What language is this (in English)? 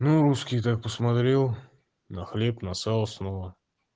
Russian